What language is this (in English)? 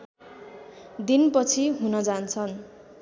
Nepali